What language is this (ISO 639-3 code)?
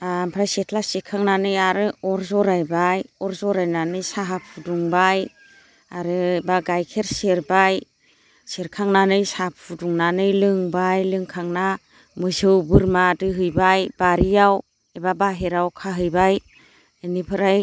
brx